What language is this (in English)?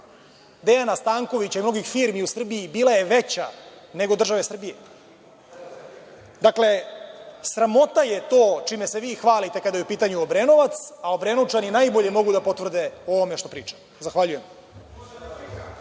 Serbian